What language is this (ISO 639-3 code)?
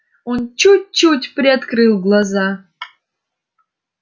rus